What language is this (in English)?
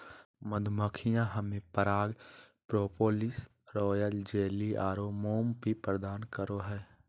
Magahi